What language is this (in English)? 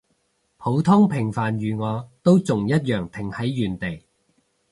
Cantonese